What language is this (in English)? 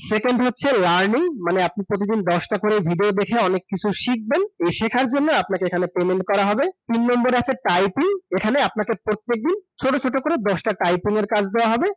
Bangla